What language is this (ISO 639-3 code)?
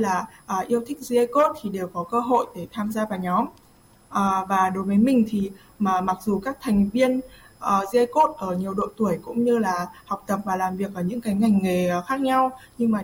vie